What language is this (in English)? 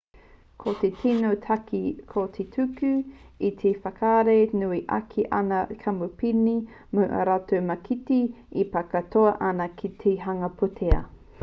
Māori